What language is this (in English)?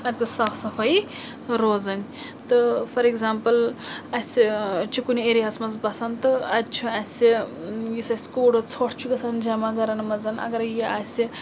Kashmiri